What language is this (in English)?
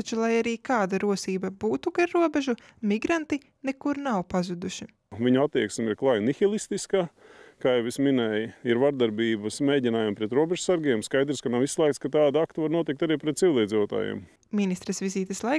Latvian